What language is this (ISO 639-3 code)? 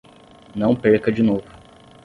por